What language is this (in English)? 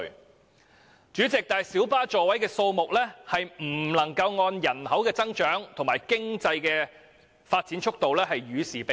Cantonese